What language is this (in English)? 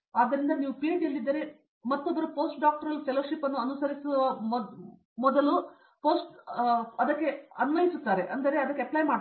Kannada